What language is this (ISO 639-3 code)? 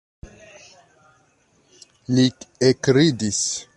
epo